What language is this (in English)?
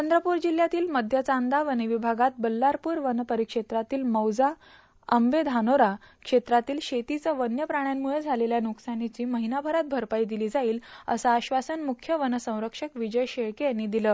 Marathi